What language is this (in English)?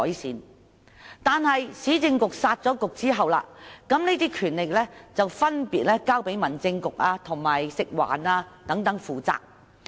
Cantonese